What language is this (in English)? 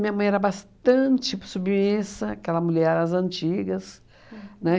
Portuguese